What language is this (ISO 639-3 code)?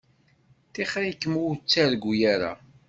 kab